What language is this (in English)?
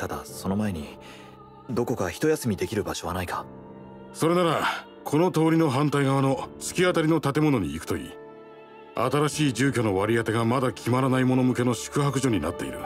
Japanese